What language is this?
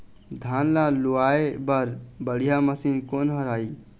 Chhattisgarhi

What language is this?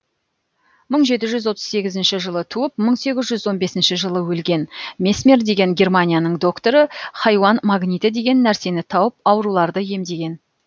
Kazakh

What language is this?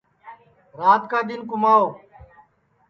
Sansi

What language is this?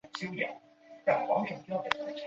Chinese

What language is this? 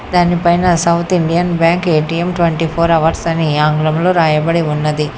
Telugu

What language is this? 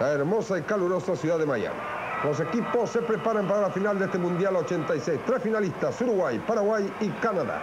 Spanish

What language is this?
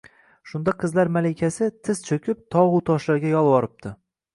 Uzbek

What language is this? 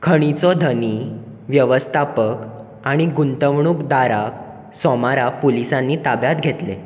Konkani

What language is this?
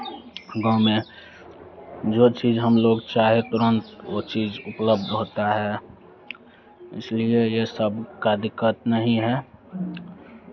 Hindi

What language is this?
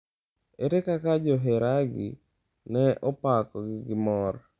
Luo (Kenya and Tanzania)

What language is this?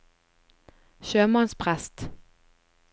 Norwegian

